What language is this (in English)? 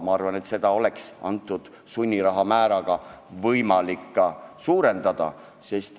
Estonian